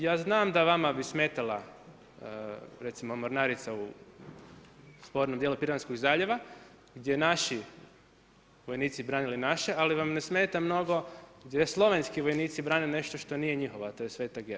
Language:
Croatian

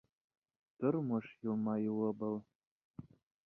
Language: Bashkir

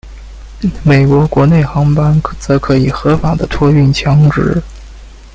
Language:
Chinese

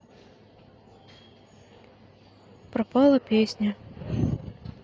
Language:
Russian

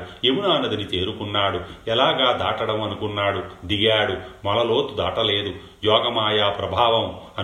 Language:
Telugu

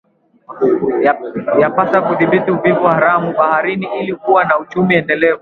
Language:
Swahili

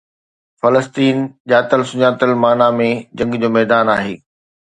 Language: Sindhi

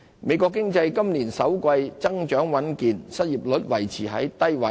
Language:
Cantonese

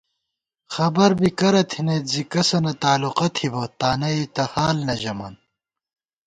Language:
Gawar-Bati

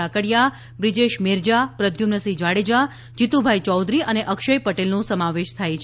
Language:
Gujarati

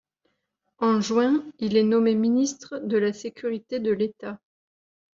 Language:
French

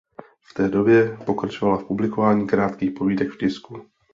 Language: Czech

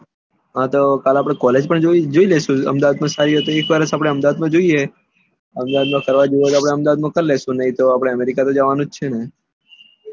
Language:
Gujarati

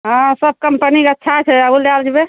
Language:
Maithili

